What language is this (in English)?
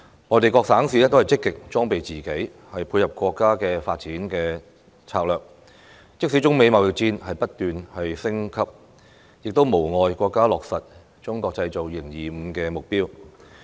Cantonese